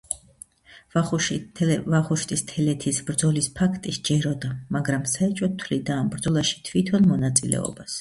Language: Georgian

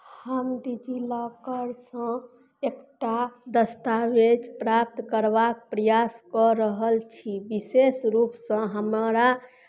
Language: Maithili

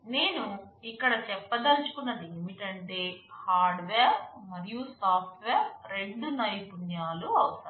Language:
Telugu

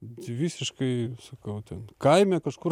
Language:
Lithuanian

